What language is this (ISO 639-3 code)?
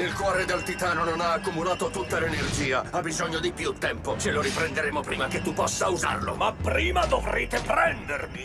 ita